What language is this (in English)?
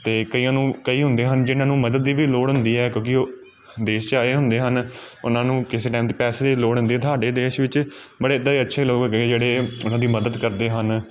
Punjabi